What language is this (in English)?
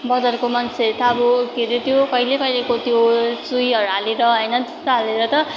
Nepali